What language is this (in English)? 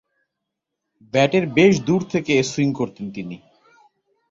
Bangla